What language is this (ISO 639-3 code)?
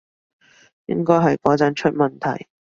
yue